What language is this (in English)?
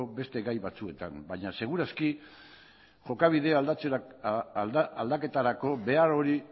Basque